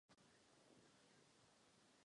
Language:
Czech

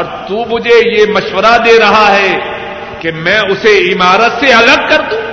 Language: Urdu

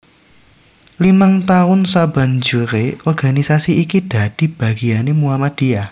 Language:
Javanese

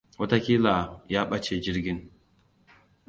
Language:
Hausa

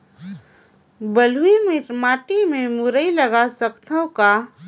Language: Chhattisgarhi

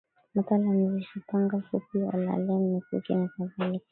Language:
Swahili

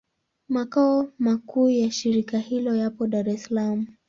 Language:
Swahili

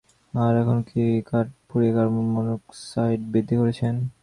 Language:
Bangla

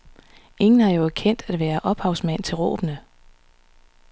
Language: Danish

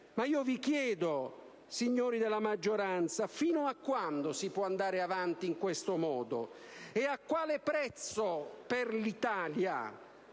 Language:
Italian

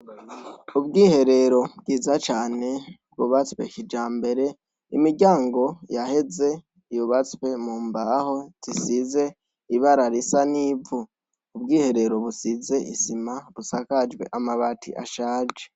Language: Rundi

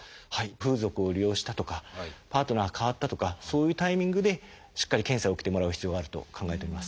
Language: Japanese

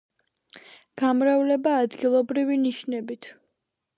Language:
Georgian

